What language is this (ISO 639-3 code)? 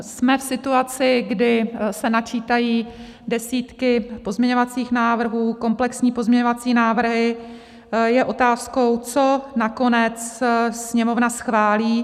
ces